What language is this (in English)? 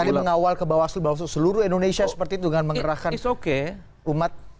Indonesian